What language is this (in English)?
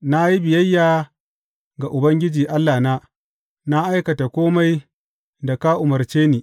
Hausa